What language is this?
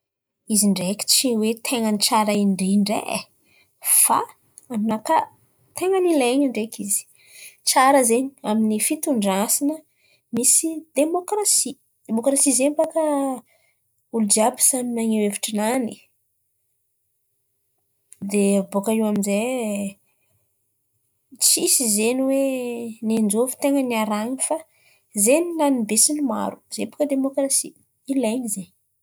Antankarana Malagasy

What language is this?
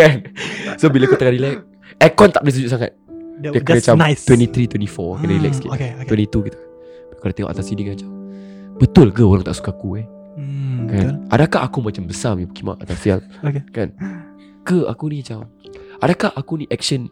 Malay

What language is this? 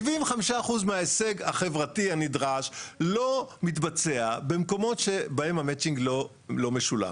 Hebrew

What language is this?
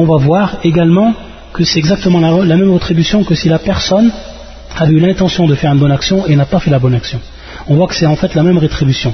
French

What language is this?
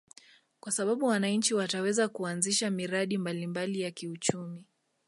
Swahili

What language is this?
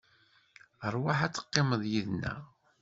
Kabyle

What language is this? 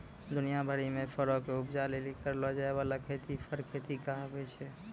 Maithili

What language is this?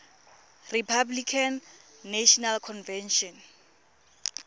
Tswana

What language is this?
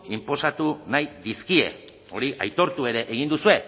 Basque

